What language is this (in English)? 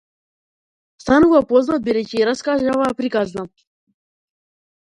Macedonian